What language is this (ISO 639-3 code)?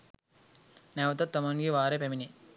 sin